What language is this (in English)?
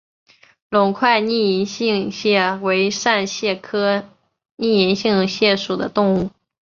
Chinese